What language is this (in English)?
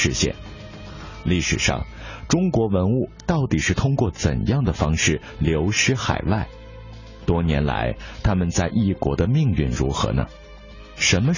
Chinese